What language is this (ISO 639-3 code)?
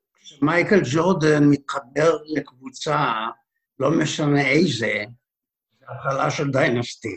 heb